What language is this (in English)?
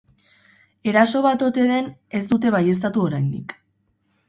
Basque